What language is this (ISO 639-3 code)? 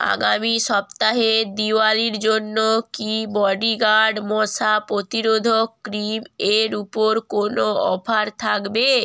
ben